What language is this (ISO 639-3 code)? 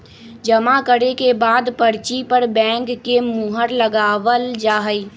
mag